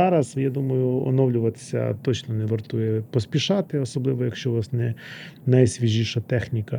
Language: Ukrainian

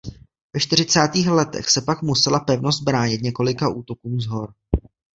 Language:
Czech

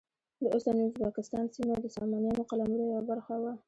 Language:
Pashto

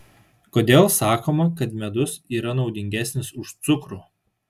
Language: Lithuanian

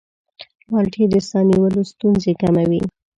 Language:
Pashto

